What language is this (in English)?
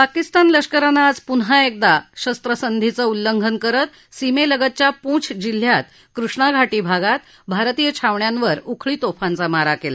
Marathi